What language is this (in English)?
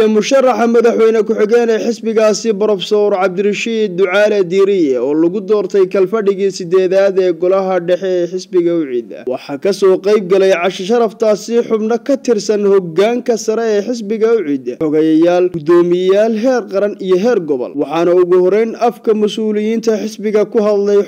Arabic